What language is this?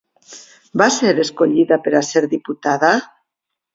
Catalan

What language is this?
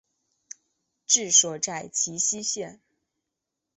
Chinese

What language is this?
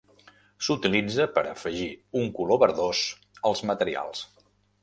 Catalan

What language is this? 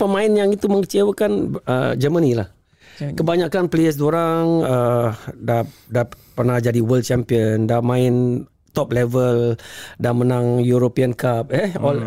Malay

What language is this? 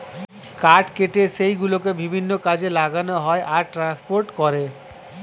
Bangla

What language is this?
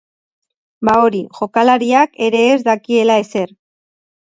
Basque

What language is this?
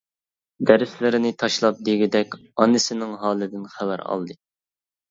Uyghur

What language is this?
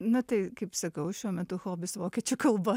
Lithuanian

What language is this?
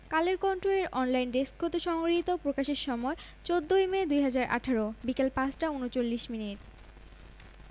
Bangla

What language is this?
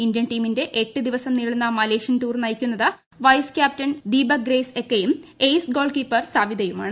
Malayalam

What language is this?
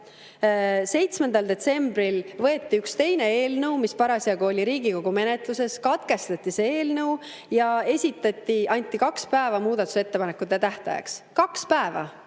Estonian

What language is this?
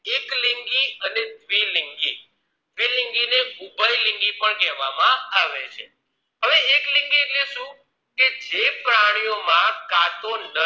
Gujarati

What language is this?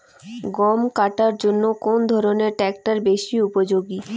Bangla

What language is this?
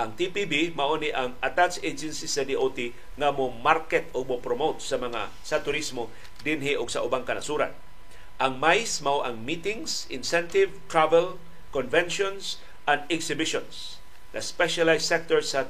Filipino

